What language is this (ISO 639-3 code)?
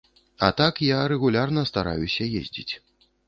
bel